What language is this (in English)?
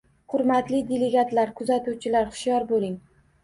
Uzbek